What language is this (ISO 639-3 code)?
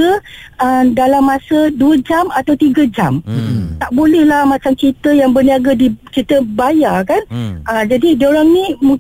msa